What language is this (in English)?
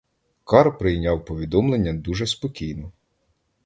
Ukrainian